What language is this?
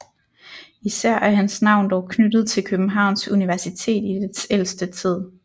Danish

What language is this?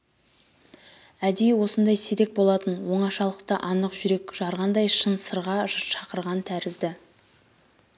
Kazakh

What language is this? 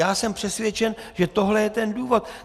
Czech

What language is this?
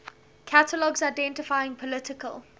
English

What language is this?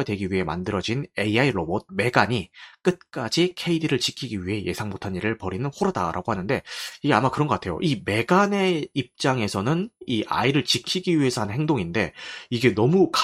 Korean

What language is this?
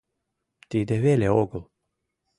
Mari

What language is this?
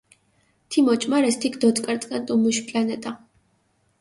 Mingrelian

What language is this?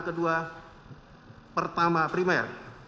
Indonesian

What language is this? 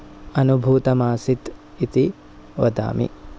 Sanskrit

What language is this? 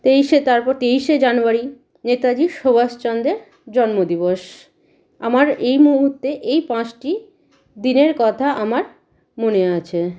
Bangla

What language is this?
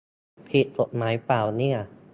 Thai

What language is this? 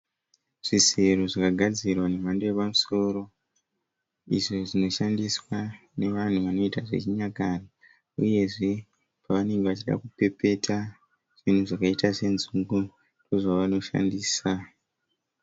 Shona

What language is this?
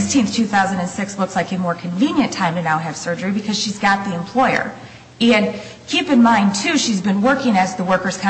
English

